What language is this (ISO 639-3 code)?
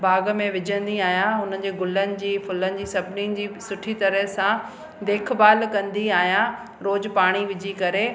snd